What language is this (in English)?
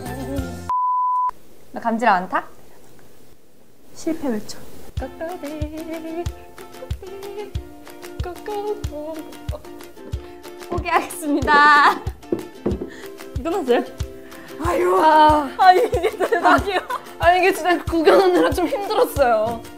Korean